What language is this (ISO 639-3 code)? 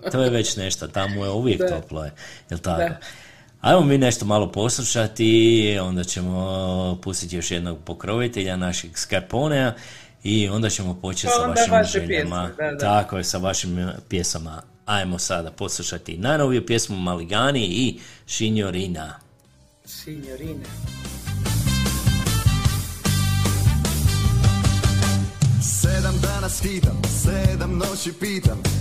hrv